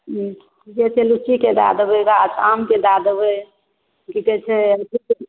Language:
Maithili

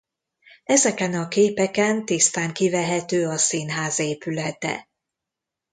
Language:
Hungarian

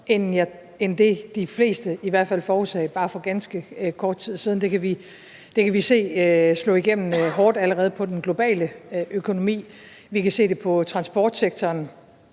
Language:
Danish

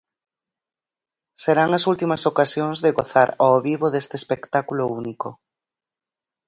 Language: Galician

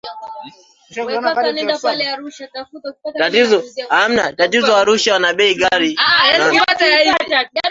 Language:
Swahili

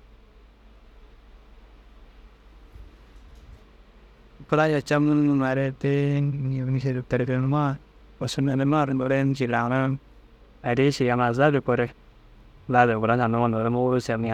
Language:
Dazaga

